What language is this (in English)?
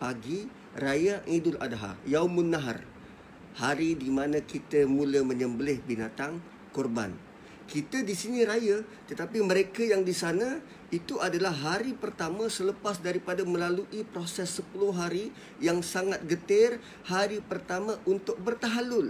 Malay